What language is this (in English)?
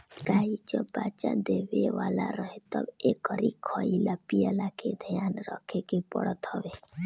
Bhojpuri